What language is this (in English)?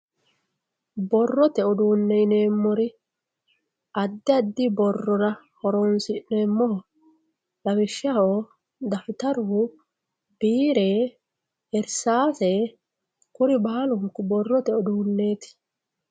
Sidamo